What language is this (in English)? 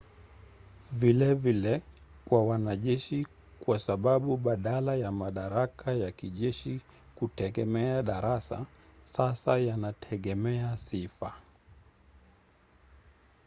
Swahili